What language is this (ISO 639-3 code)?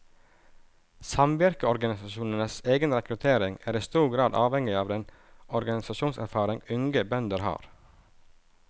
nor